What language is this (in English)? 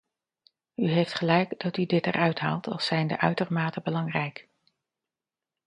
Dutch